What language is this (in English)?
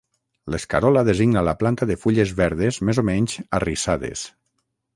Catalan